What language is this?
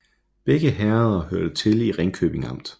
Danish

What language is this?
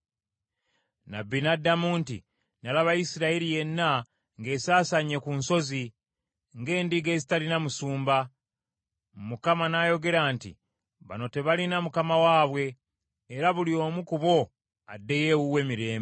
Ganda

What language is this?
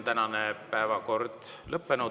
Estonian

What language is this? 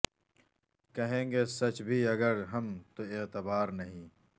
Urdu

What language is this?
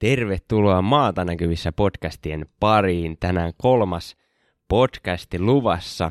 Finnish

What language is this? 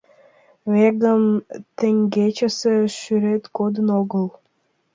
Mari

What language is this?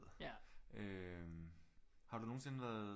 Danish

